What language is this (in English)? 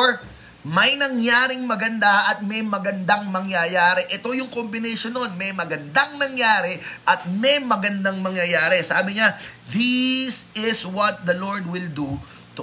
Filipino